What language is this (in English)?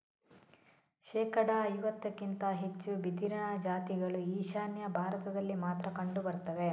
Kannada